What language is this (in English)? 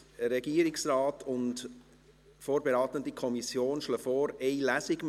Swiss German